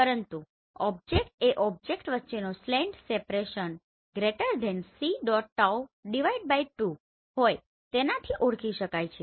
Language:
Gujarati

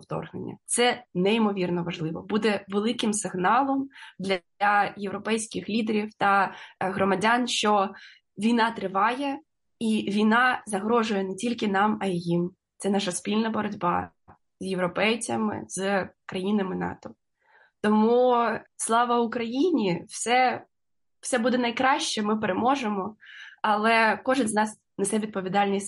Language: Ukrainian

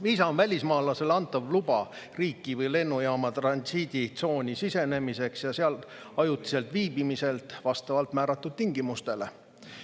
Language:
Estonian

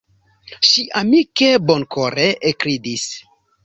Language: Esperanto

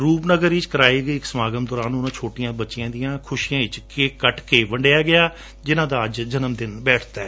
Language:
Punjabi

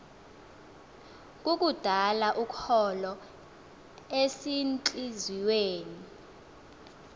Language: Xhosa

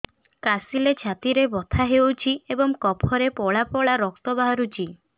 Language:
Odia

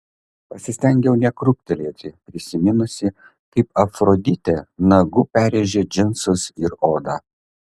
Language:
Lithuanian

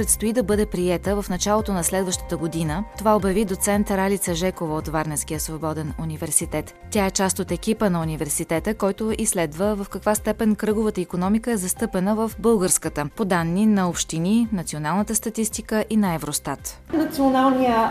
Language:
Bulgarian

